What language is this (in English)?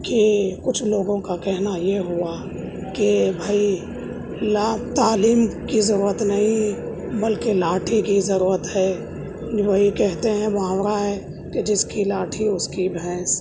Urdu